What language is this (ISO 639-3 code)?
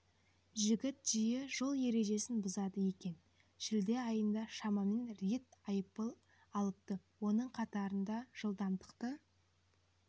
kaz